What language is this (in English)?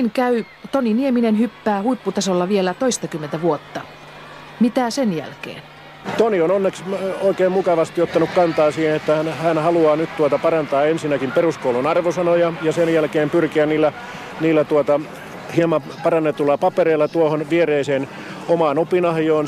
Finnish